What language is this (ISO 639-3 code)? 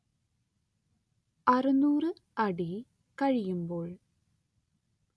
mal